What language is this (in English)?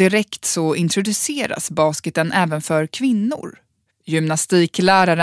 Swedish